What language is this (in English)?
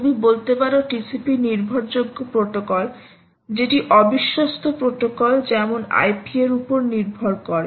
Bangla